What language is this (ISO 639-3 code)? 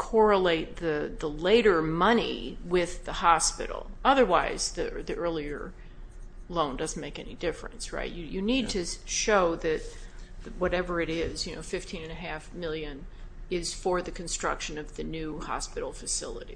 eng